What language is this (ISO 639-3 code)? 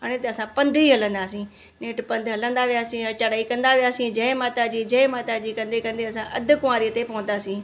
snd